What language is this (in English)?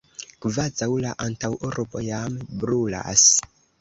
Esperanto